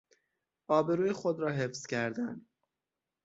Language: Persian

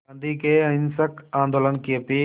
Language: Hindi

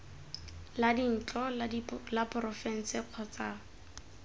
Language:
Tswana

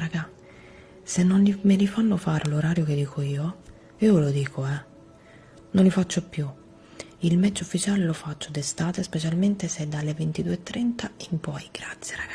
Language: Italian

